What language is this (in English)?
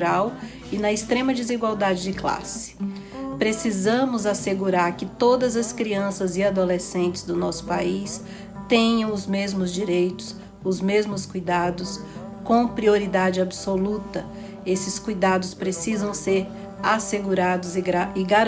Portuguese